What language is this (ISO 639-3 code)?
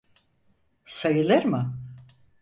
tur